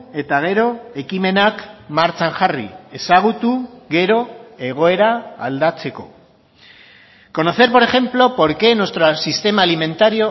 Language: Basque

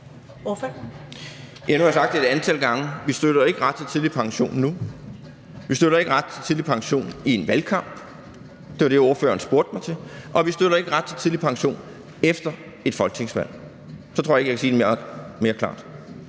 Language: Danish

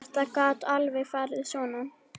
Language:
Icelandic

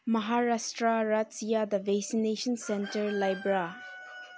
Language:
Manipuri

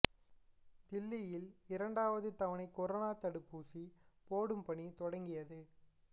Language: Tamil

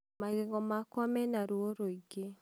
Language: Kikuyu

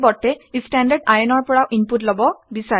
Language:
Assamese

